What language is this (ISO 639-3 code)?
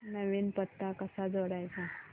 mar